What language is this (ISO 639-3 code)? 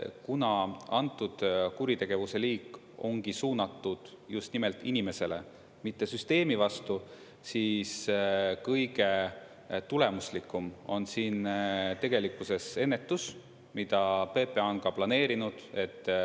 est